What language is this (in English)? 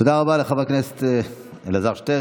Hebrew